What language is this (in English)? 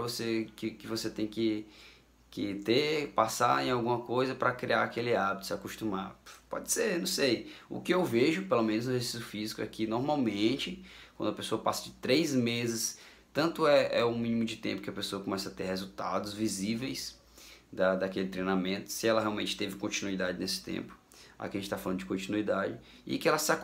Portuguese